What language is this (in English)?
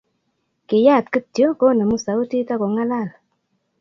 Kalenjin